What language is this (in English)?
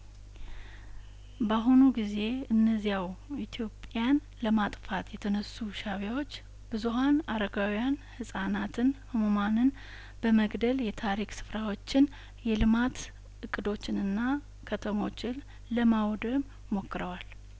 Amharic